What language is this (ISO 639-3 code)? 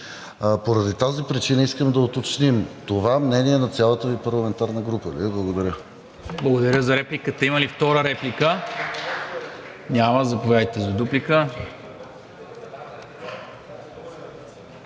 bul